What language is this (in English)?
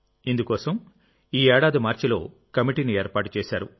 Telugu